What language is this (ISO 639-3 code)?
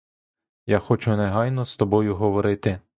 ukr